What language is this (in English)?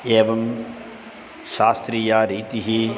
Sanskrit